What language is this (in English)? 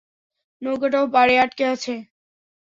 Bangla